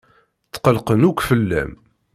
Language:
Kabyle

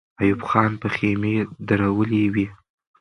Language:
Pashto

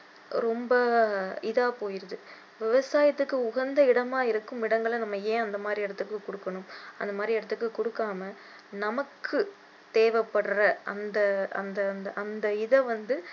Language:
Tamil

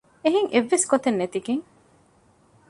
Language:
Divehi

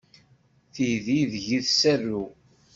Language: Kabyle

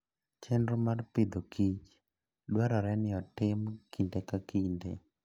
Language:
Luo (Kenya and Tanzania)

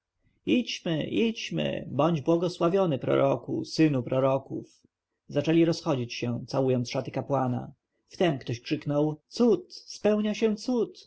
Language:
Polish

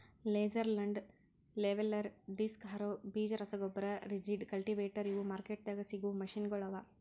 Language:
Kannada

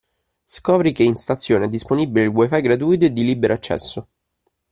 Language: Italian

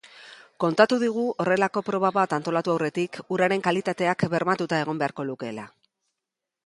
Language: Basque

